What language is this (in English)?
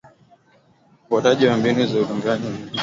Swahili